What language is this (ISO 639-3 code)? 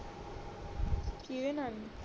pan